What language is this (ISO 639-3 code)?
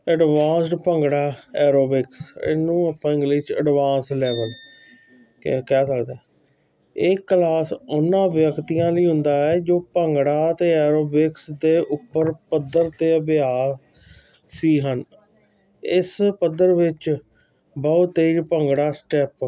pan